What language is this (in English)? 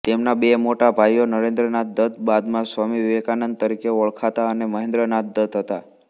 Gujarati